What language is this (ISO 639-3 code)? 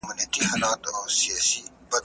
pus